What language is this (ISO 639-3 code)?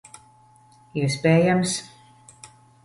lav